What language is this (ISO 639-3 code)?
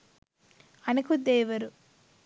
sin